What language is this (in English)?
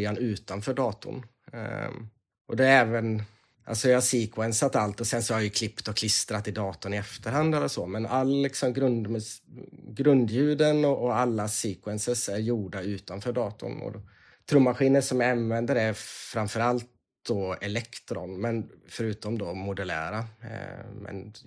Swedish